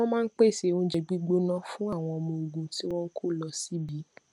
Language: Yoruba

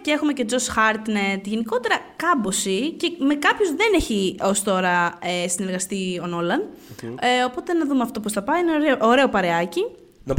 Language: Greek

